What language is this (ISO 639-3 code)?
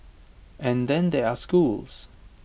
eng